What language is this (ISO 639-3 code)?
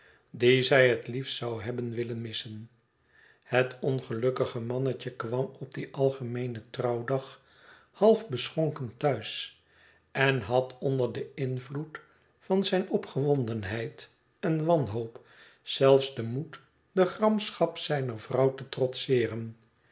nld